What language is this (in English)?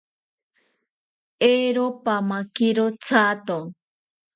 South Ucayali Ashéninka